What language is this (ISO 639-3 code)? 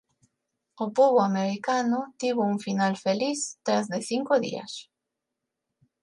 glg